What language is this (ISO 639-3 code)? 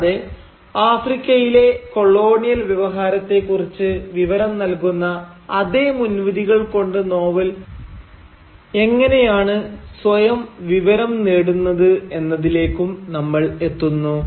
mal